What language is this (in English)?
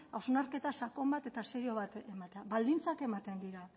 Basque